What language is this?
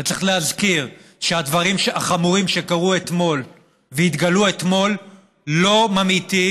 Hebrew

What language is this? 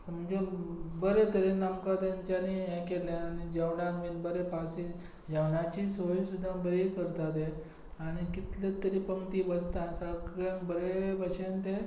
Konkani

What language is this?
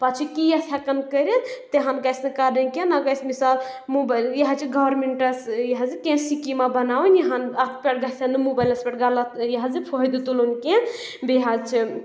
Kashmiri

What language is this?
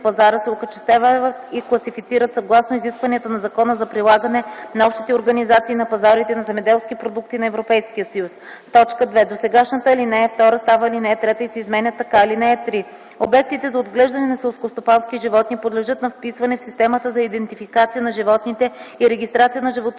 Bulgarian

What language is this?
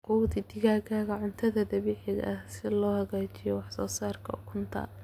Somali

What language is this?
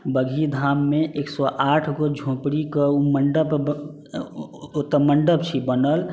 Maithili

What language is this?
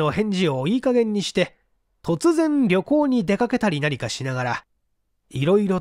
Japanese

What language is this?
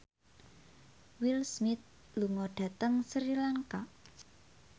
Javanese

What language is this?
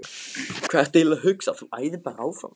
Icelandic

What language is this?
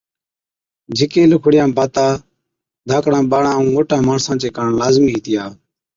Od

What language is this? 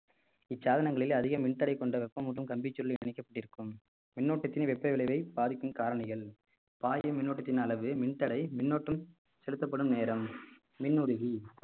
Tamil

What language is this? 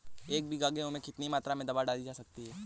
Hindi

